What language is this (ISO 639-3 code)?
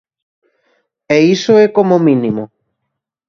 glg